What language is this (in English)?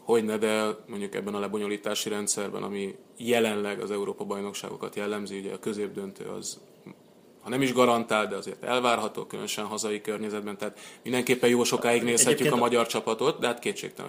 Hungarian